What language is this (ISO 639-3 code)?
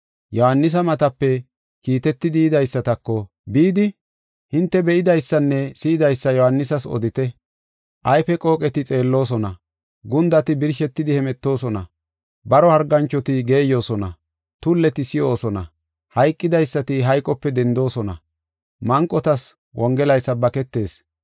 gof